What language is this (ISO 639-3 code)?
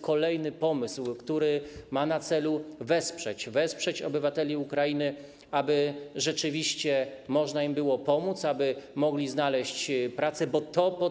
pol